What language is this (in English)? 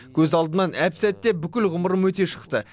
Kazakh